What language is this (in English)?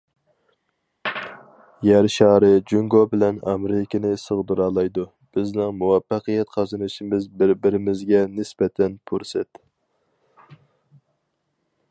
Uyghur